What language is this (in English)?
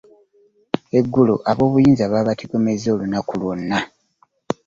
Ganda